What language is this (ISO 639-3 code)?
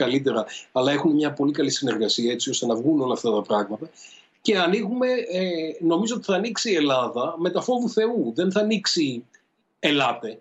ell